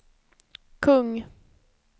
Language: Swedish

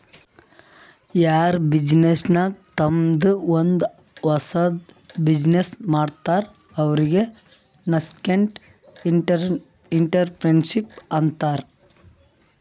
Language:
Kannada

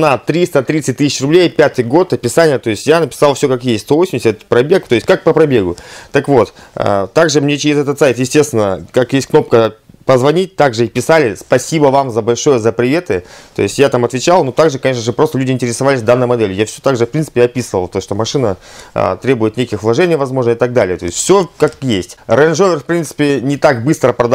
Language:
Russian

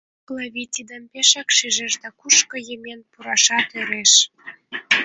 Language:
Mari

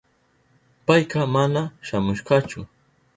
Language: Southern Pastaza Quechua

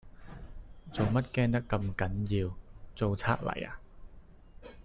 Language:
Cantonese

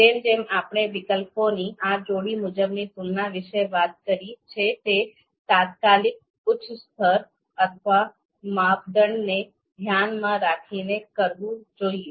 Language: Gujarati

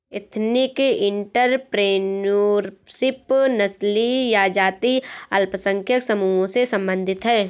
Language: Hindi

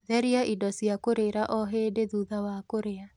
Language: Kikuyu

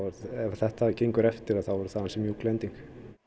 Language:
Icelandic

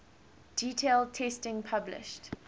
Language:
English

